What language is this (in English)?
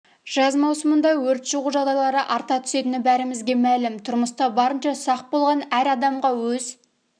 Kazakh